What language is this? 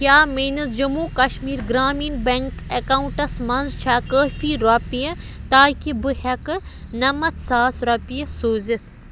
Kashmiri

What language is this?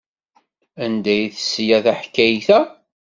Kabyle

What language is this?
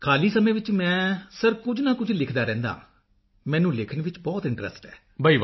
Punjabi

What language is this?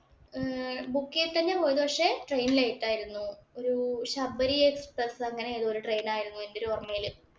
Malayalam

